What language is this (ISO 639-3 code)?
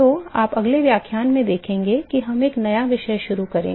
hin